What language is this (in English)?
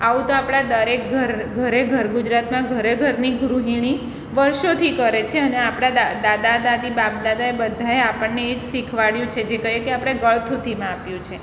Gujarati